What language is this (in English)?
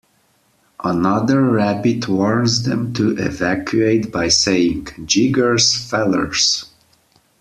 English